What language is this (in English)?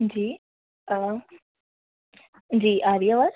Urdu